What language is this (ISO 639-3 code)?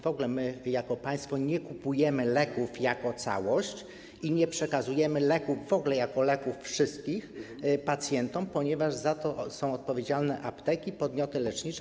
pol